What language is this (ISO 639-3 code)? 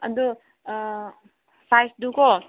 mni